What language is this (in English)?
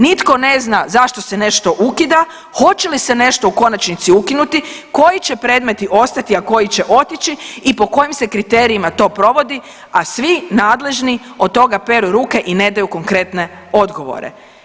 Croatian